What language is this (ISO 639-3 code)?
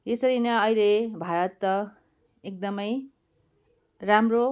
nep